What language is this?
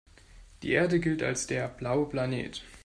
German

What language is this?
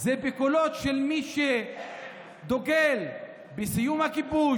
Hebrew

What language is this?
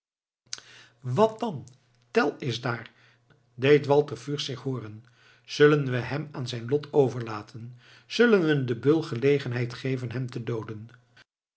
Dutch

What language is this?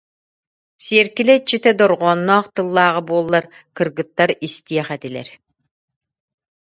Yakut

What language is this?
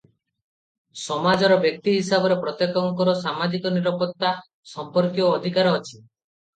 Odia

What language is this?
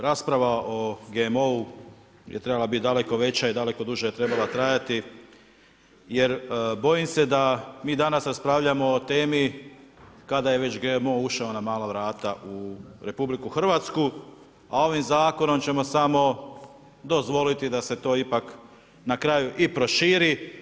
Croatian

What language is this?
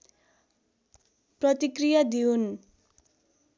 Nepali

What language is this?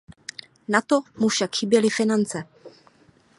Czech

